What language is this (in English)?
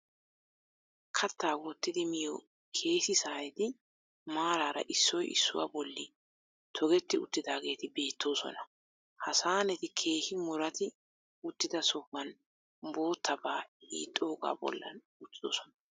Wolaytta